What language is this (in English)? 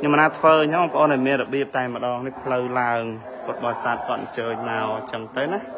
Thai